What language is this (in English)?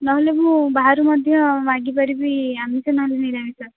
Odia